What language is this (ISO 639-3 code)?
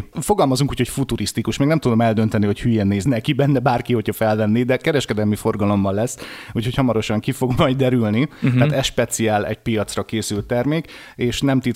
hun